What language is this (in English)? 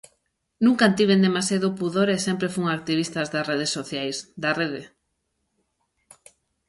Galician